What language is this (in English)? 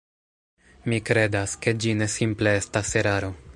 Esperanto